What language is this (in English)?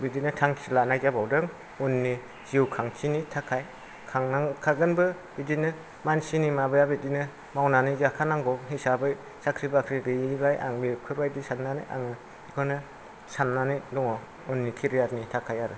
Bodo